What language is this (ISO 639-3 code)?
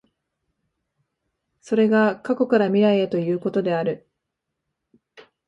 jpn